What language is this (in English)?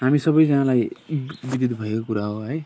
Nepali